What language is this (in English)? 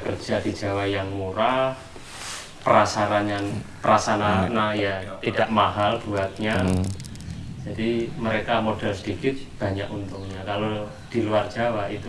Indonesian